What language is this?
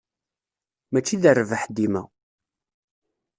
Kabyle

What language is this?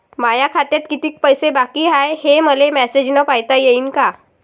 Marathi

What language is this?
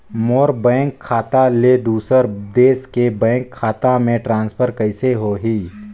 Chhattisgarhi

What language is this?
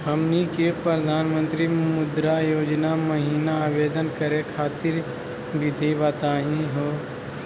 Magahi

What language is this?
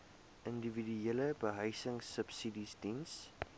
Afrikaans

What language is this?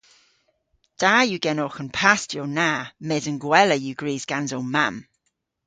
Cornish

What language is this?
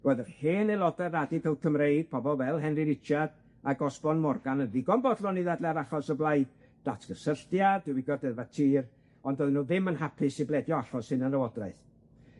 Welsh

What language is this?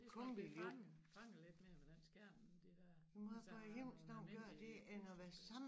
Danish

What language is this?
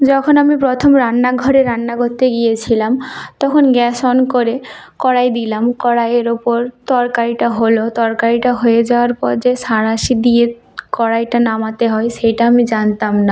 Bangla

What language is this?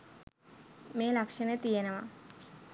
Sinhala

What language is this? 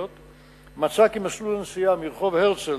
Hebrew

